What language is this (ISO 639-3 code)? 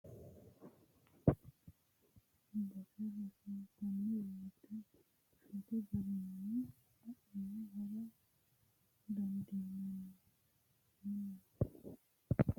sid